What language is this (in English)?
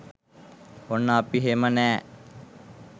Sinhala